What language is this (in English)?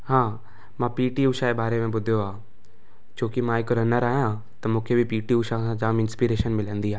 Sindhi